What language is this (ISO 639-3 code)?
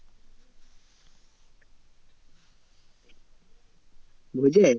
ben